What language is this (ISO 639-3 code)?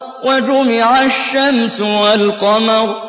ara